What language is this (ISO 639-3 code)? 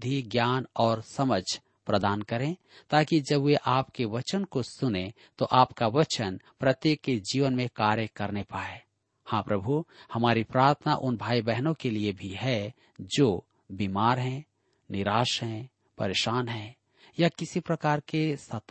hin